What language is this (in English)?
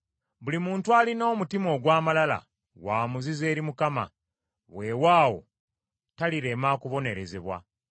Ganda